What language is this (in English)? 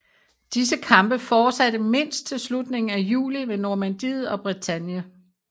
Danish